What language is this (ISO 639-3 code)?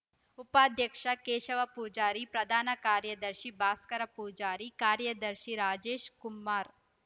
kan